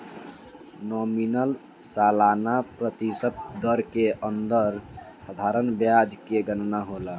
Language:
Bhojpuri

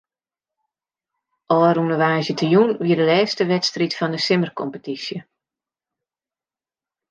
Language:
Western Frisian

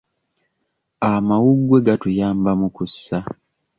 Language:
Ganda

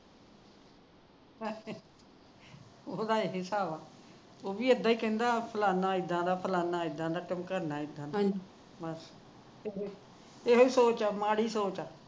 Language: Punjabi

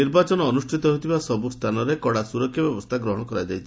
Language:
Odia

